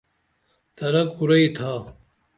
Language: Dameli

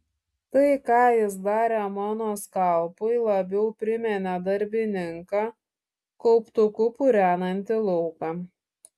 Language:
Lithuanian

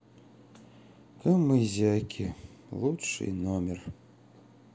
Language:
Russian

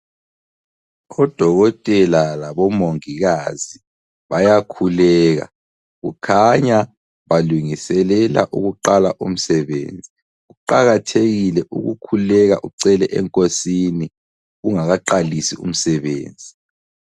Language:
North Ndebele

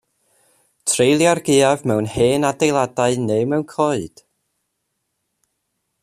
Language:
Welsh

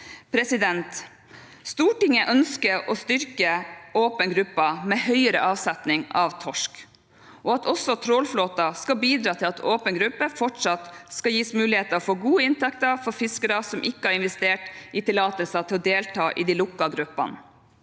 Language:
Norwegian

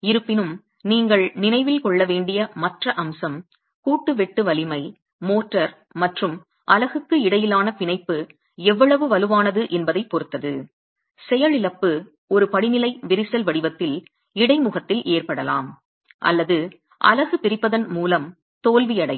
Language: Tamil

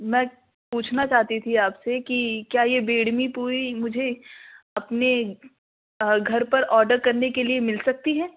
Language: Urdu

